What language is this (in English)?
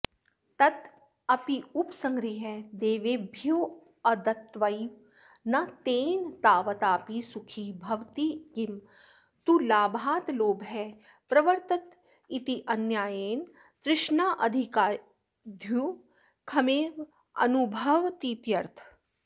Sanskrit